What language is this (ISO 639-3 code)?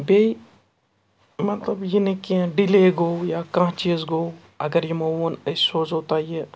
kas